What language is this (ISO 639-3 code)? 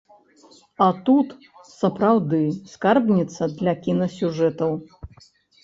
bel